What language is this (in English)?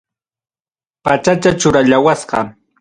Ayacucho Quechua